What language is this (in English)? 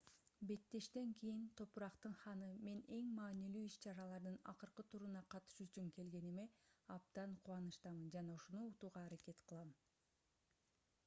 Kyrgyz